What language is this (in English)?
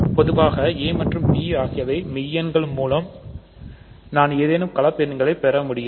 Tamil